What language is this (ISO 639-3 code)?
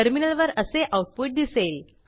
mar